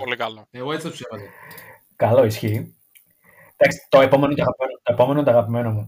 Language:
Greek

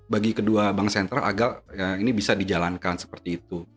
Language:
Indonesian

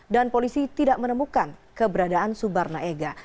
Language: Indonesian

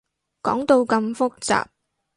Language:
Cantonese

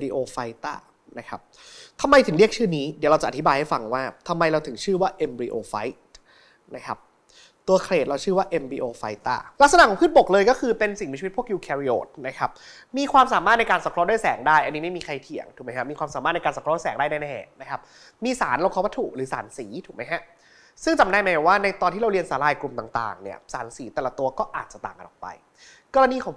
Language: Thai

